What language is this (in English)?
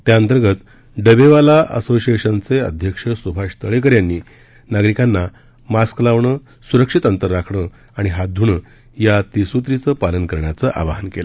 Marathi